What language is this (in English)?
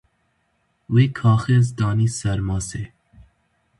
Kurdish